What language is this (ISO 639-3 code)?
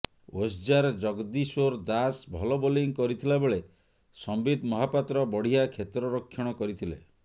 ori